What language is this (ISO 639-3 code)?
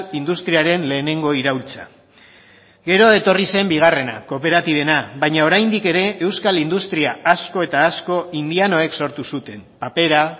eus